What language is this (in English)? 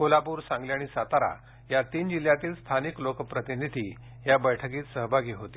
Marathi